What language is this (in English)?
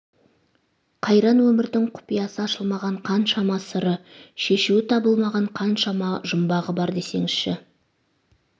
Kazakh